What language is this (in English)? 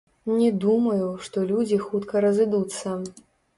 Belarusian